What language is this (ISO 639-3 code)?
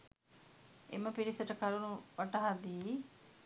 sin